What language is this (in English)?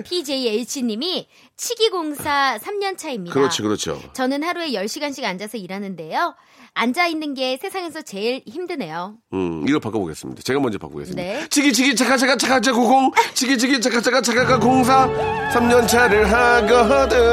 Korean